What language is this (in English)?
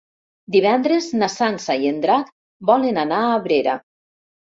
Catalan